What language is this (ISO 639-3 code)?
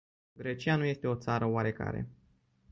ron